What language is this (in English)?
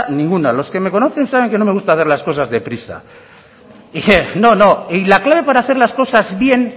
Spanish